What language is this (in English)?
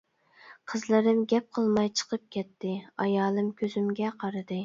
Uyghur